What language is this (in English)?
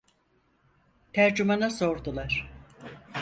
Turkish